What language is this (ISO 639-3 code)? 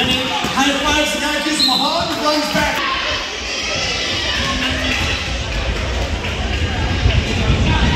eng